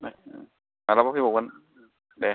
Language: Bodo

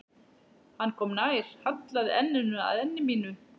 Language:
Icelandic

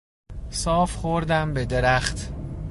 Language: Persian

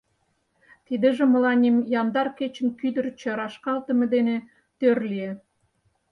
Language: Mari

